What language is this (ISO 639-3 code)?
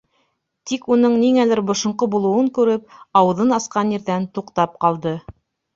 bak